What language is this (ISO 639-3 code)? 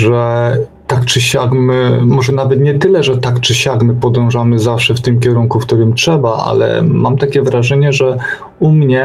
pol